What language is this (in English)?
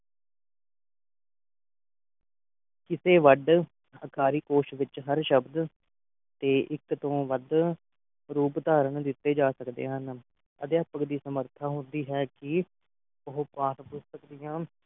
Punjabi